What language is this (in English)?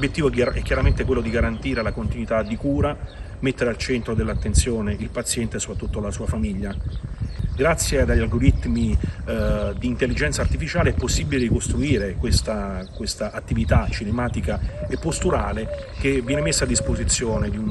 Italian